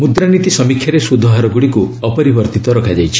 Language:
Odia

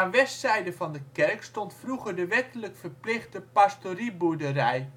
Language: Dutch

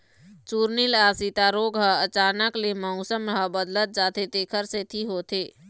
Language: Chhattisgarhi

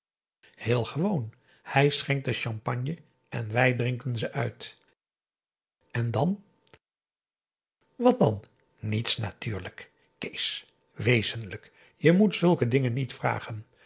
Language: Dutch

